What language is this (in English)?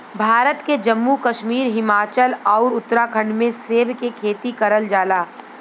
Bhojpuri